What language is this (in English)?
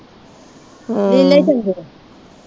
Punjabi